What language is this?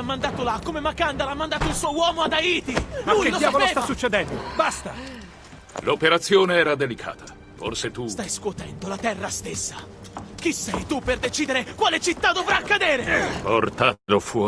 Italian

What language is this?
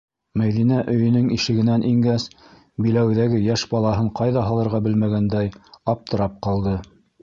Bashkir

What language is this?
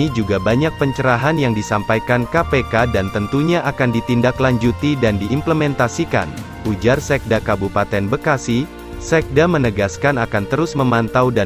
Indonesian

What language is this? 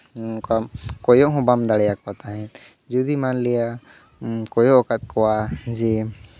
Santali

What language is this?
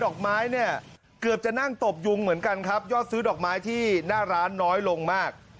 Thai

